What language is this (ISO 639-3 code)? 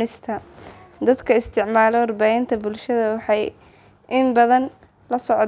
som